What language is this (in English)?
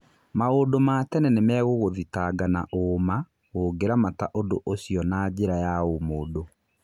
Kikuyu